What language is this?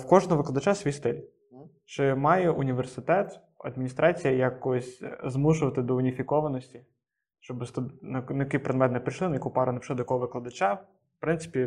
Ukrainian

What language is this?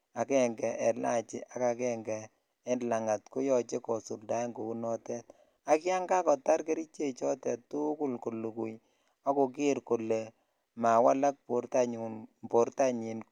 Kalenjin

